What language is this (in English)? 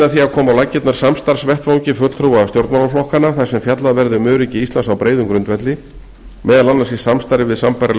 Icelandic